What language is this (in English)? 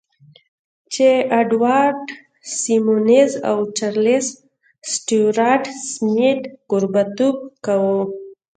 Pashto